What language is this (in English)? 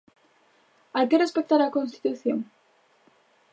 Galician